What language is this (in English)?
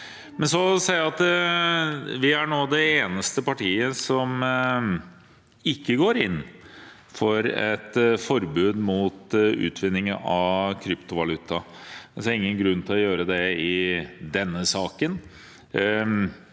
Norwegian